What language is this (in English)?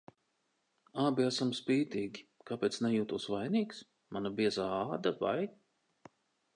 Latvian